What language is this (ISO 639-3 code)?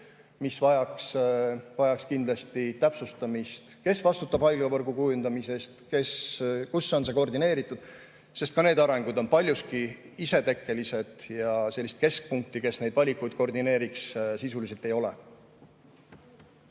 est